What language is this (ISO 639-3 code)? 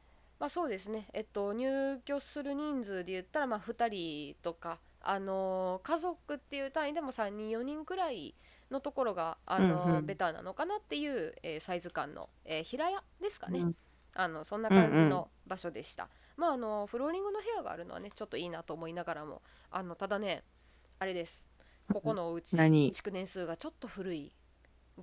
jpn